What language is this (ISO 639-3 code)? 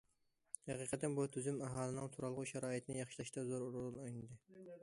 uig